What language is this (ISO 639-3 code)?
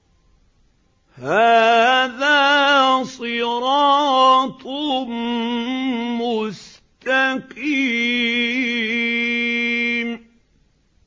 ara